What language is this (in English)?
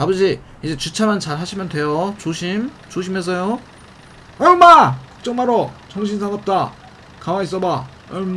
Korean